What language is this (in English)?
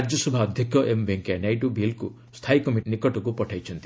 Odia